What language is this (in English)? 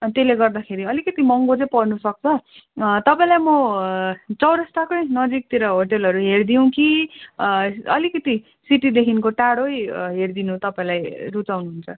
Nepali